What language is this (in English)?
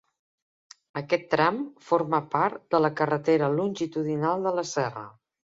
Catalan